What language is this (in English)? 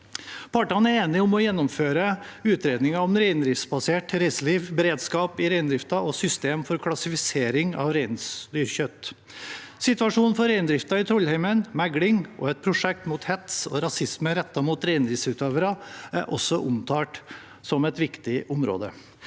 Norwegian